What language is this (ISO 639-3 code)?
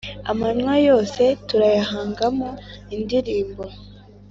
kin